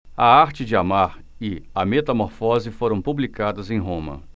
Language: Portuguese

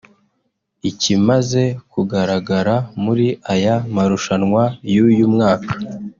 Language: Kinyarwanda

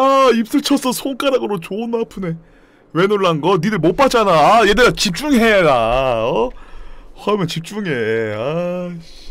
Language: Korean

